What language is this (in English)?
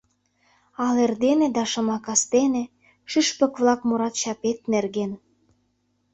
Mari